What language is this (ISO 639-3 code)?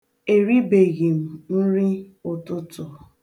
ibo